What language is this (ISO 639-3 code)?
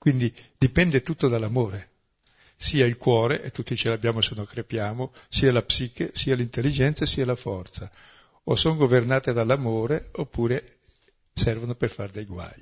ita